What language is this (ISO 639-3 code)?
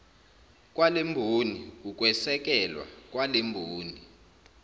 zul